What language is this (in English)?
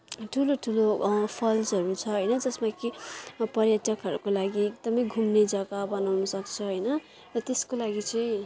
Nepali